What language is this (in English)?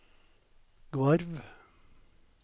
Norwegian